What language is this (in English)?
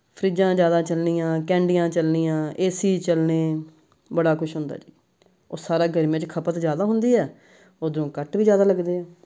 Punjabi